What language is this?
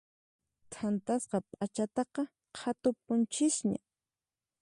Puno Quechua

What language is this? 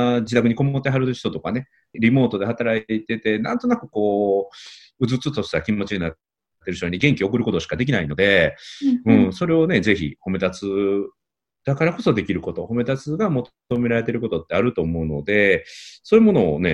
Japanese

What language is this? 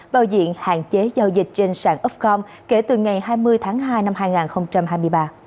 Vietnamese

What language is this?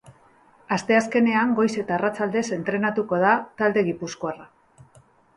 Basque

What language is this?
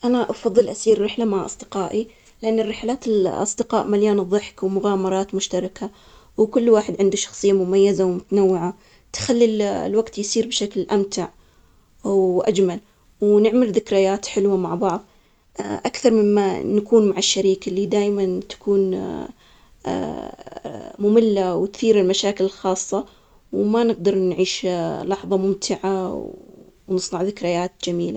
Omani Arabic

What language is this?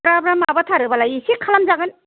Bodo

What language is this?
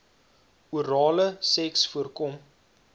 Afrikaans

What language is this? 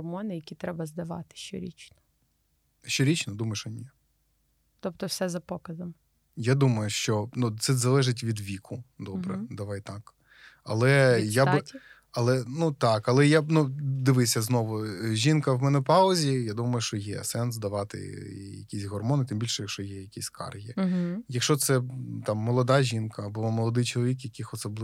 Ukrainian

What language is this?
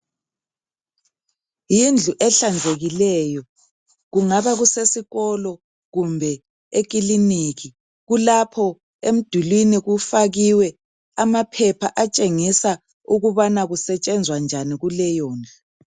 North Ndebele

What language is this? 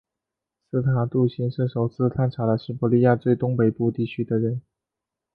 Chinese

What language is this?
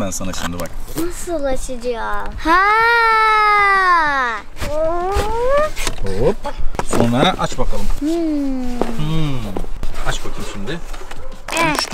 Turkish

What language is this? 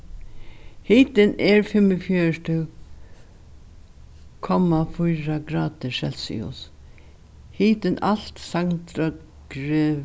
Faroese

